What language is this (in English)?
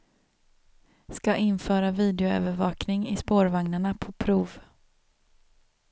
Swedish